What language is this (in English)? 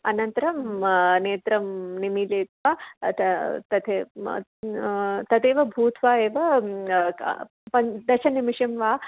Sanskrit